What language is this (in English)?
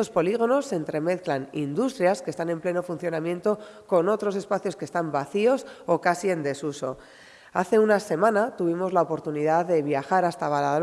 Spanish